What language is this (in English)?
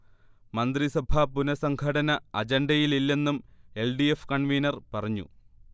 Malayalam